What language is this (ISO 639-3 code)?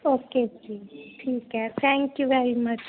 pan